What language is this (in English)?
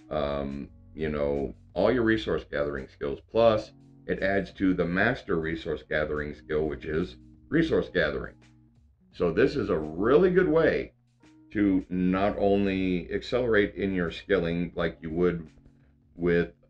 English